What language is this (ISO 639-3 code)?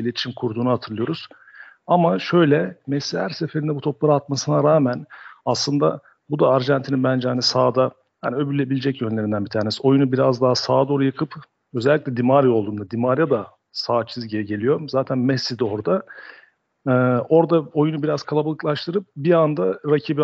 tur